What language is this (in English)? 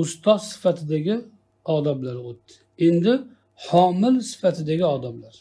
Turkish